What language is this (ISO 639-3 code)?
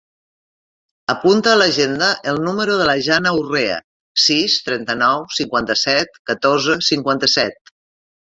cat